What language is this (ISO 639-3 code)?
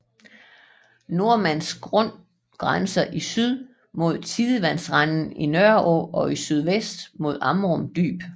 dan